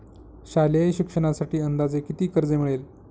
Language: Marathi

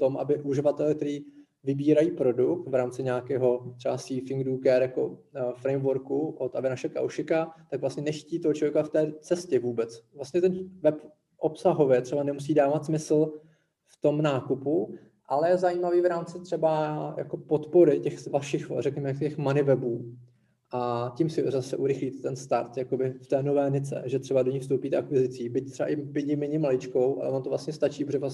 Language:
Czech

